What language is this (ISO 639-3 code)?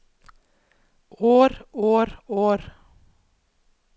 nor